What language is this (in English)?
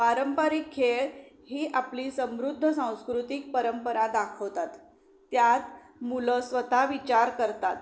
Marathi